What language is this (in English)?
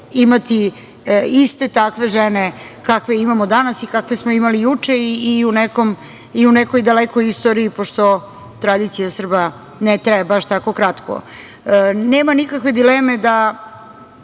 Serbian